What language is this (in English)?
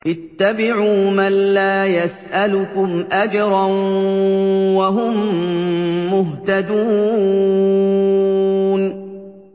Arabic